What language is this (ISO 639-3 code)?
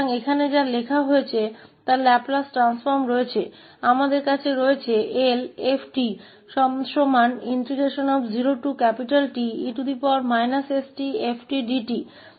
hin